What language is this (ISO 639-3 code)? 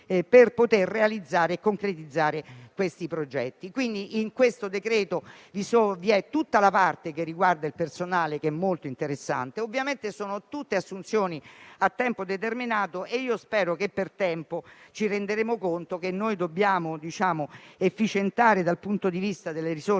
ita